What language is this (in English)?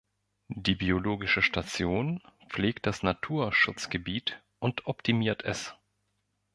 German